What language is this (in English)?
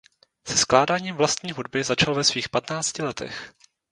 Czech